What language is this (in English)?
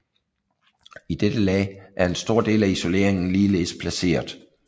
Danish